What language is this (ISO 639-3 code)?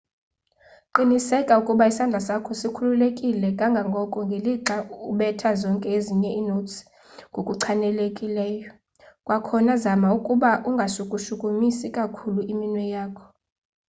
xho